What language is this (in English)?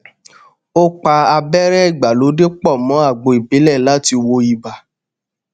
Yoruba